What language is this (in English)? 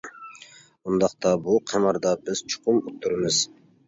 Uyghur